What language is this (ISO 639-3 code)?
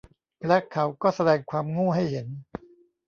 tha